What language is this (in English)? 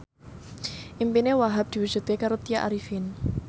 Javanese